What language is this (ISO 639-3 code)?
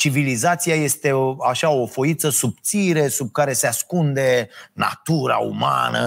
ron